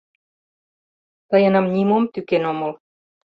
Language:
Mari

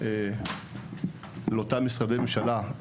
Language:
Hebrew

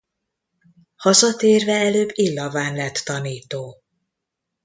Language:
Hungarian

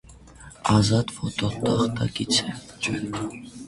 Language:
Armenian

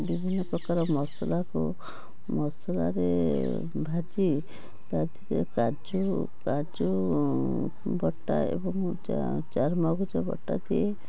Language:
Odia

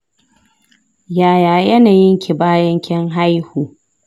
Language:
Hausa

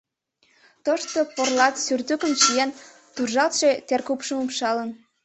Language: Mari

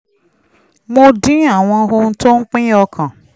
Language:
Yoruba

